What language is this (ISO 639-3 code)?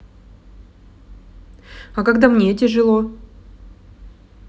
rus